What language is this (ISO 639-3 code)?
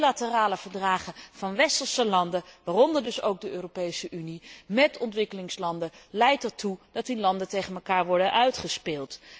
nld